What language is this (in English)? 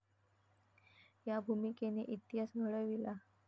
Marathi